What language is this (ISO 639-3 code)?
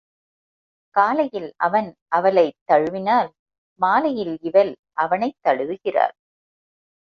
tam